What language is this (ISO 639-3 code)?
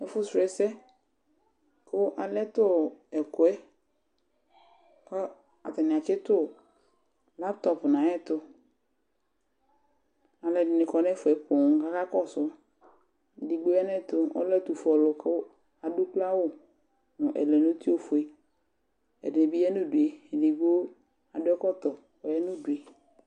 kpo